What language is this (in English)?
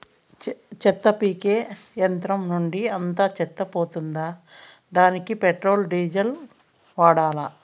Telugu